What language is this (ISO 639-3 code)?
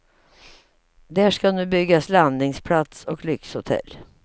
swe